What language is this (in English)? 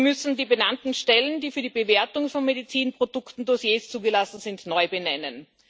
German